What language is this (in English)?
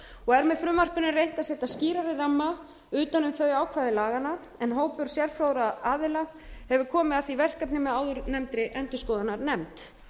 Icelandic